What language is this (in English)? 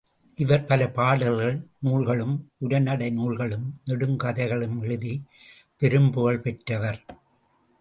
Tamil